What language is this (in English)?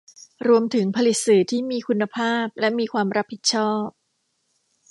Thai